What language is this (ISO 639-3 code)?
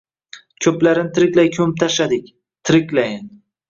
uzb